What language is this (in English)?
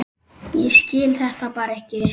Icelandic